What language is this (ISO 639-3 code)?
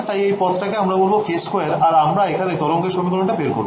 ben